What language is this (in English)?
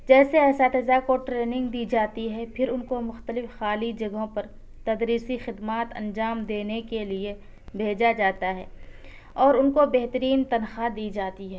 Urdu